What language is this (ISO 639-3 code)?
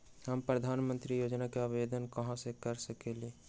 mag